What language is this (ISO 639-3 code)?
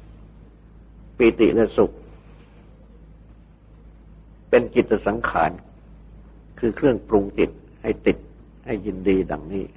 tha